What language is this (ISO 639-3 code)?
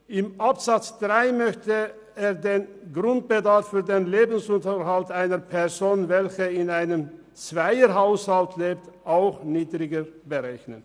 gsw